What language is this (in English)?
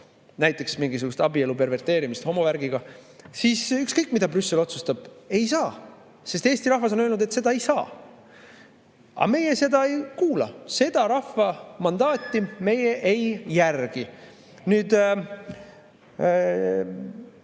Estonian